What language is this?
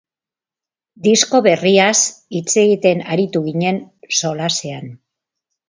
Basque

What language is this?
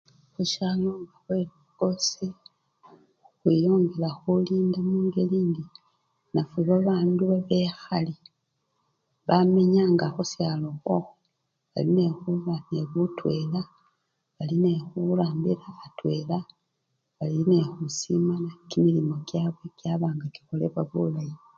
Luyia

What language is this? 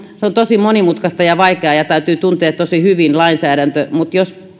Finnish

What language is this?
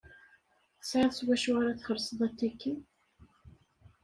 Kabyle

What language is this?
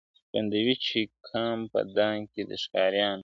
Pashto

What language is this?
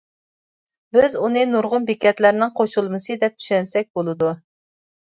Uyghur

